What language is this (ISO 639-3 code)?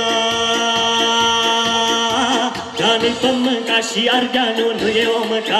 ron